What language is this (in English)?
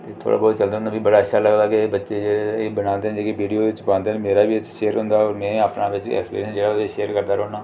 Dogri